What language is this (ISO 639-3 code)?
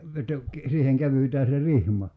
fin